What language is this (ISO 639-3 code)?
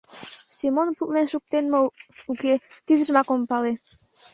chm